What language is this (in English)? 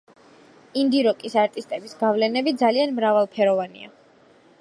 Georgian